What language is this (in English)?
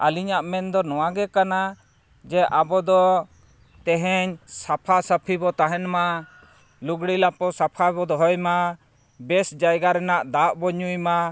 Santali